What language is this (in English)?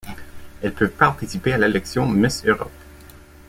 French